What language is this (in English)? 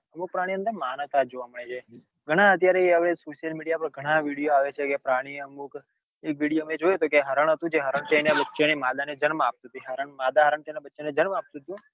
Gujarati